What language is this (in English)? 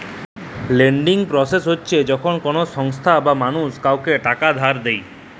Bangla